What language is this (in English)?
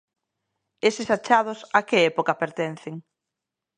Galician